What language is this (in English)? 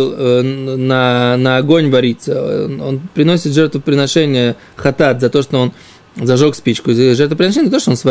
Russian